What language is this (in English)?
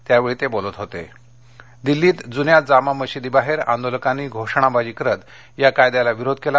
Marathi